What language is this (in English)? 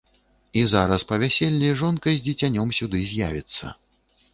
Belarusian